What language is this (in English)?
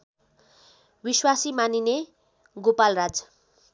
Nepali